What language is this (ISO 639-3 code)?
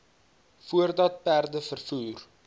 afr